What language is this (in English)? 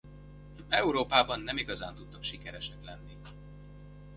Hungarian